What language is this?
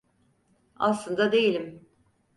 Turkish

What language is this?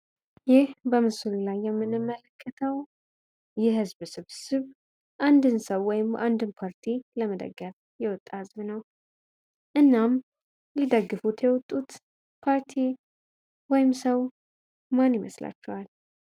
Amharic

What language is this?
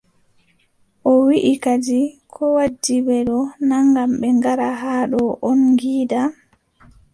Adamawa Fulfulde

